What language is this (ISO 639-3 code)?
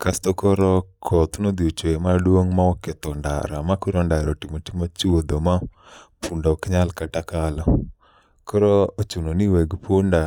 luo